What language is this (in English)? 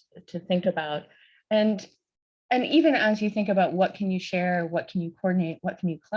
English